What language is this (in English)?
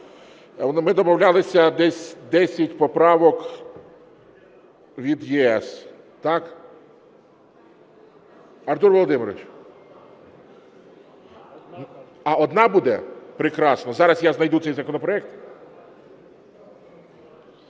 Ukrainian